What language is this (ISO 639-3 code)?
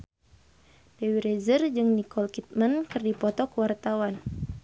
sun